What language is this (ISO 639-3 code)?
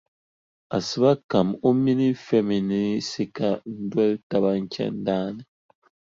dag